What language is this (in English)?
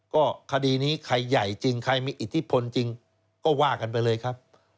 Thai